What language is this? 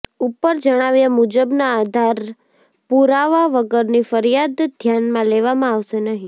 Gujarati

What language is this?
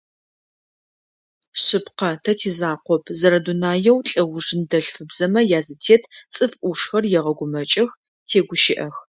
Adyghe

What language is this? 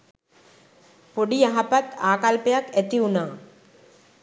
Sinhala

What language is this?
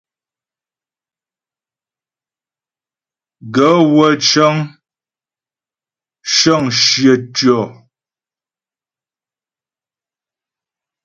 Ghomala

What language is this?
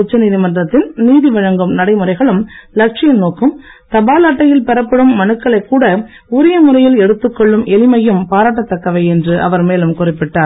Tamil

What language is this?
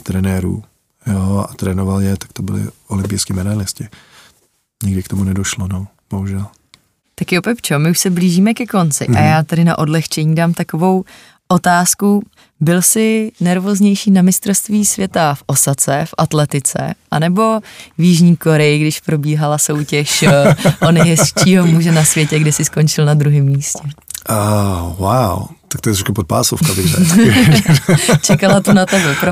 Czech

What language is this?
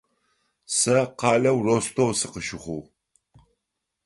Adyghe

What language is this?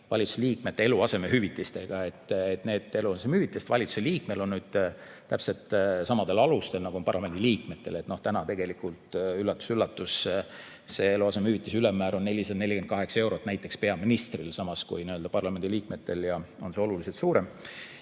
Estonian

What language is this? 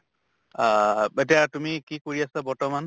Assamese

